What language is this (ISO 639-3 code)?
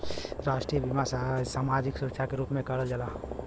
bho